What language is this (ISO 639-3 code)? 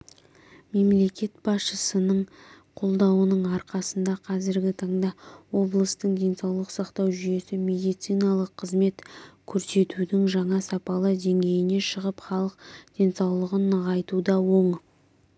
kaz